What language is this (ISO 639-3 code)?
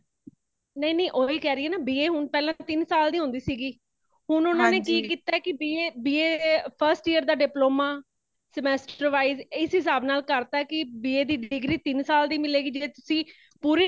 pan